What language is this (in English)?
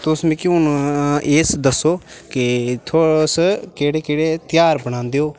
Dogri